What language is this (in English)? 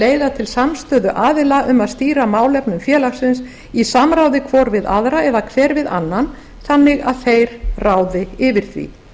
Icelandic